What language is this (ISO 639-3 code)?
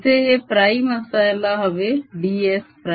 mar